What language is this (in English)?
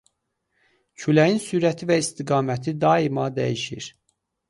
Azerbaijani